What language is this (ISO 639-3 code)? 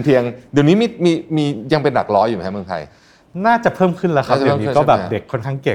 tha